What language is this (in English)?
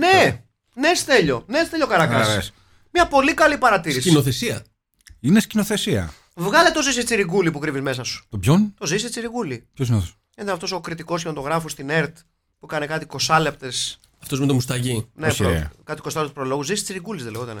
Greek